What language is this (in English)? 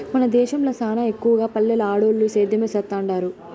Telugu